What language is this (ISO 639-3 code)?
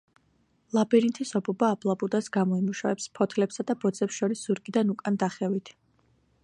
kat